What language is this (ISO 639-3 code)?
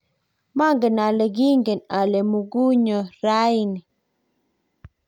kln